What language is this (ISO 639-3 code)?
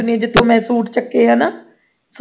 pan